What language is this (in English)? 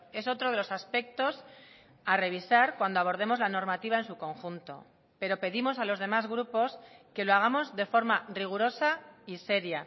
Spanish